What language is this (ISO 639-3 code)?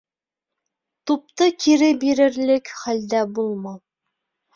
bak